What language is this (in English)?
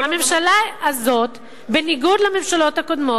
Hebrew